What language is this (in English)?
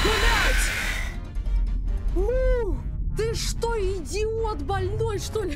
Russian